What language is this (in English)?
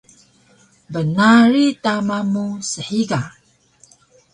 Taroko